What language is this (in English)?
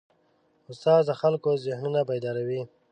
Pashto